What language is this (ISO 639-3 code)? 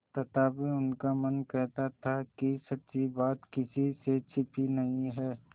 hin